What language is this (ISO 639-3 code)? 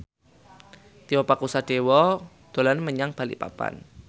jav